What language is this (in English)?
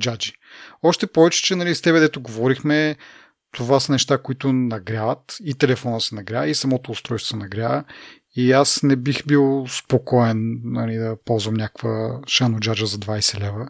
Bulgarian